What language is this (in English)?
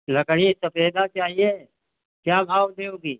Hindi